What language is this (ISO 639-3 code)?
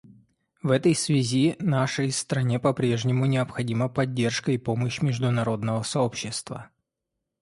rus